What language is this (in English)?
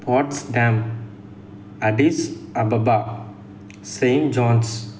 Telugu